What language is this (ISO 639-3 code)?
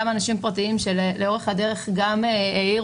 heb